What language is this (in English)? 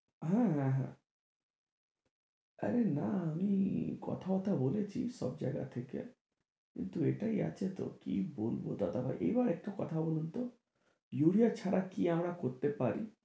Bangla